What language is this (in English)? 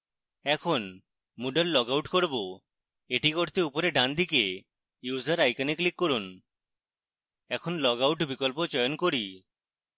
Bangla